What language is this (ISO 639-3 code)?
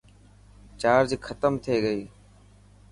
mki